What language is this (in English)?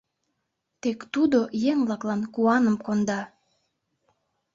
Mari